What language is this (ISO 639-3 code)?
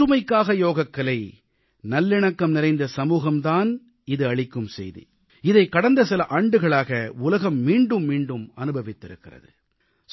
tam